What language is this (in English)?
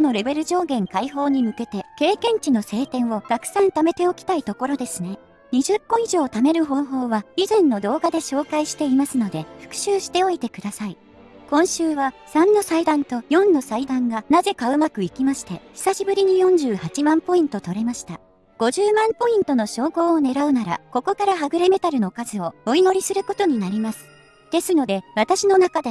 Japanese